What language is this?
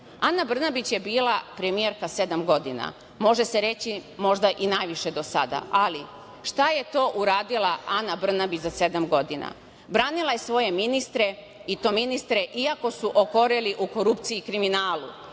Serbian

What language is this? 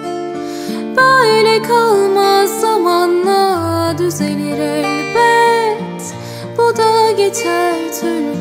Turkish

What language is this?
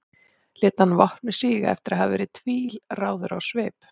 Icelandic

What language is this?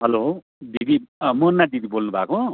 Nepali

